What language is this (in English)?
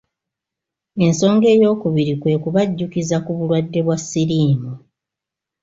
Ganda